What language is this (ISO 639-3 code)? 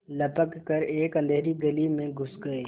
hin